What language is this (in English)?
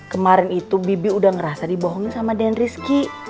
Indonesian